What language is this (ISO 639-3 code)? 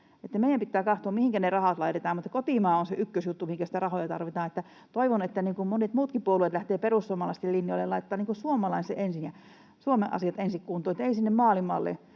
fin